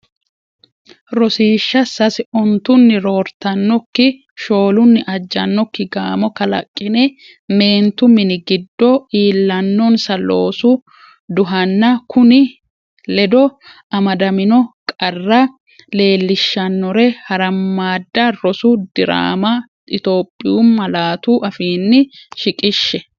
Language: Sidamo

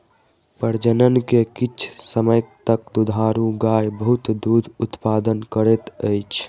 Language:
Maithili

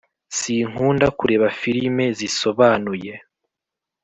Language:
Kinyarwanda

